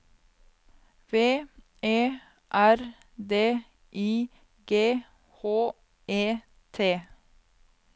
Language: Norwegian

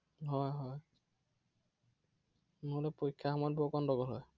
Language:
Assamese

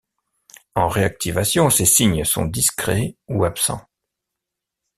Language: French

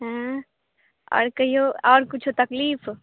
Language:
Maithili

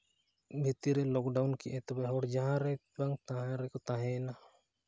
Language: Santali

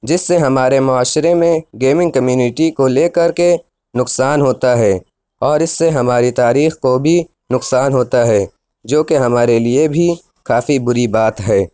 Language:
Urdu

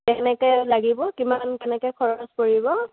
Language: Assamese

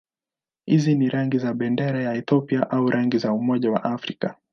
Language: Swahili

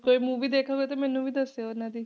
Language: Punjabi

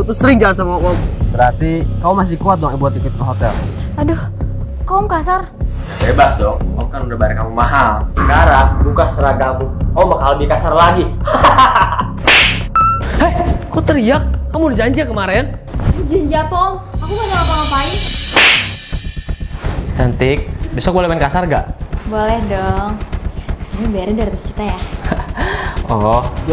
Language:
Indonesian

